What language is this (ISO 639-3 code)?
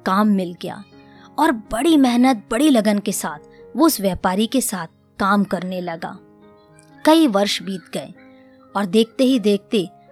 hin